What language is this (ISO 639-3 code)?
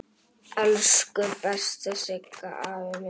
isl